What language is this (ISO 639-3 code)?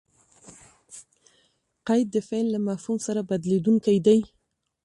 pus